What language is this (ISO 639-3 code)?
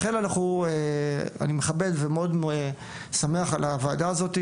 heb